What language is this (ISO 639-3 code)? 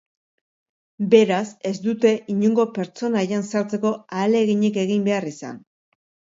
eus